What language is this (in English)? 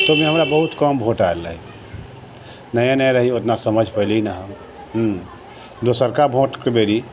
Maithili